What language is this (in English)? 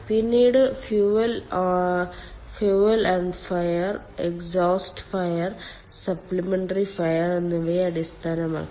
Malayalam